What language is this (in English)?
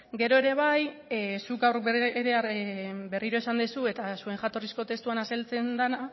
Basque